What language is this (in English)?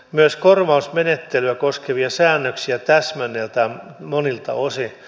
Finnish